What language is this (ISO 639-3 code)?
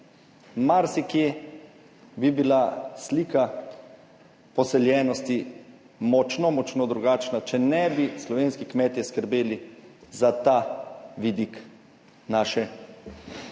slv